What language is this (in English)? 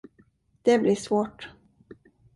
Swedish